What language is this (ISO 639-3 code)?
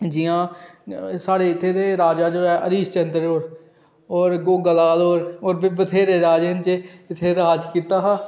doi